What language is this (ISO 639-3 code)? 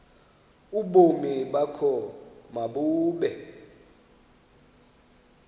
xho